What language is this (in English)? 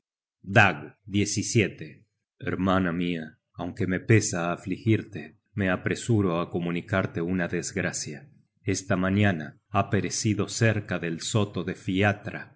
Spanish